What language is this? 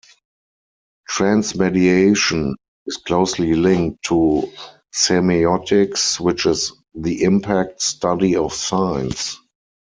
English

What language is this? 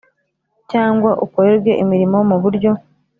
Kinyarwanda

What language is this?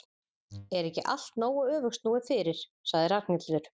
Icelandic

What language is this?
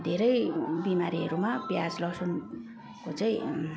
Nepali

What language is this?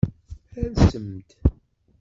Kabyle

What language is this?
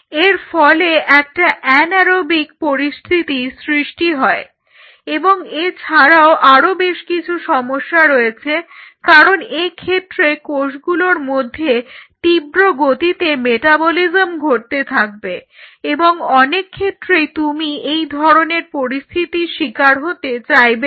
Bangla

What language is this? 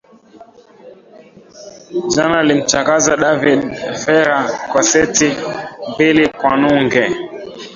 Swahili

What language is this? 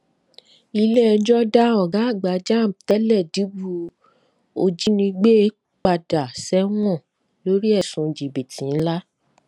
Yoruba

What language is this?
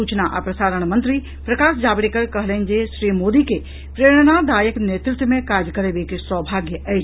Maithili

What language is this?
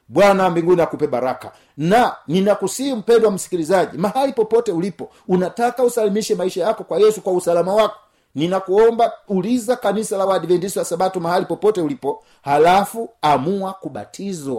Swahili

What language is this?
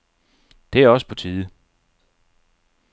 Danish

